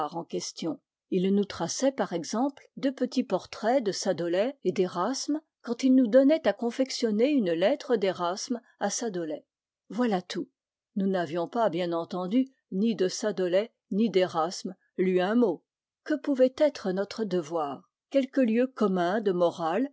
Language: French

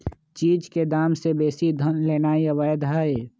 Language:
Magahi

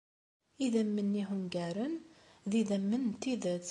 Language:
Kabyle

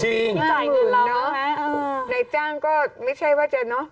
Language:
Thai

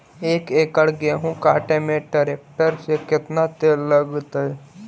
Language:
Magahi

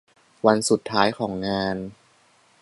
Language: Thai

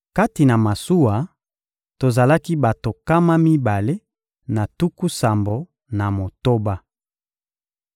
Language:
Lingala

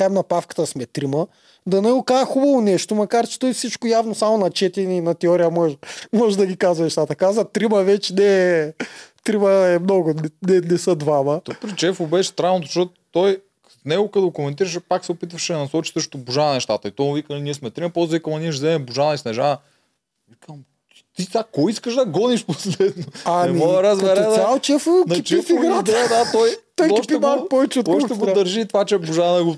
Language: Bulgarian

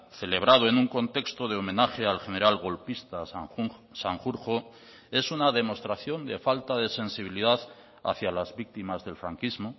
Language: Spanish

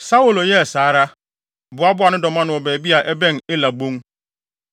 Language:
Akan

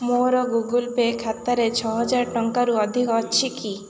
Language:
Odia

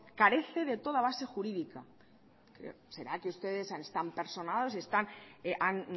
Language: Spanish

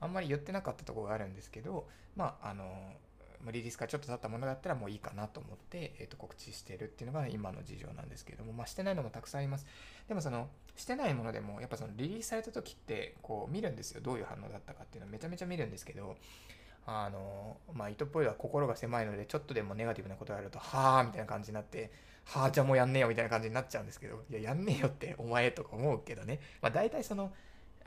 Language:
Japanese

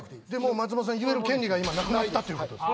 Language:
Japanese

